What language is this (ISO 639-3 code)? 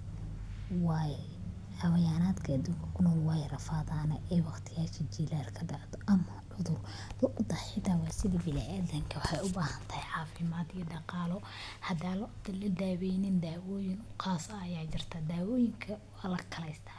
som